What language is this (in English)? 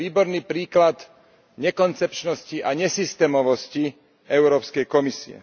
Slovak